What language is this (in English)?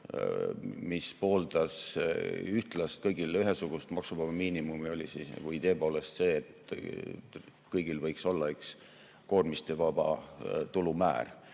Estonian